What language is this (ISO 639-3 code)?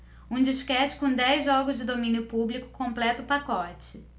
por